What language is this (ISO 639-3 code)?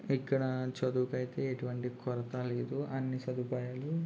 tel